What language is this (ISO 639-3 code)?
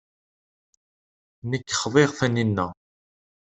kab